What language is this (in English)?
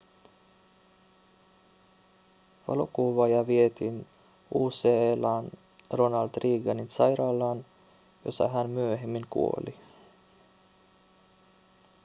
Finnish